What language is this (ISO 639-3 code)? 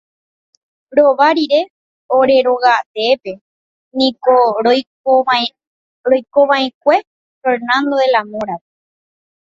grn